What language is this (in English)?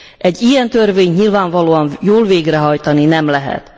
Hungarian